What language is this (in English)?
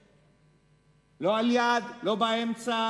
Hebrew